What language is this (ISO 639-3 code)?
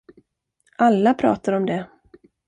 swe